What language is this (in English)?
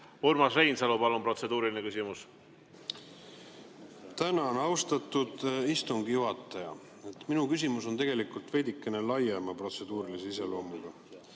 Estonian